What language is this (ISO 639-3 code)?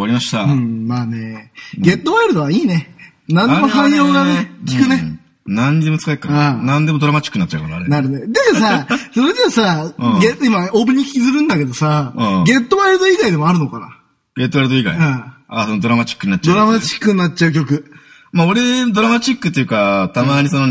jpn